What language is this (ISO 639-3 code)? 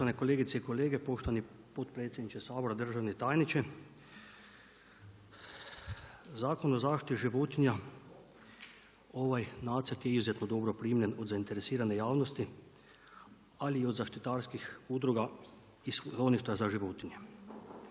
hrv